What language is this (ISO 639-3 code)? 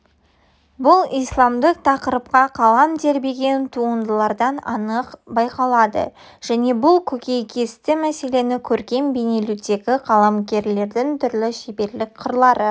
kaz